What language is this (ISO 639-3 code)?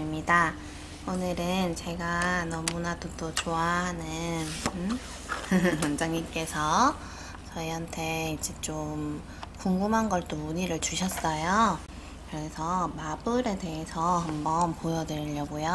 kor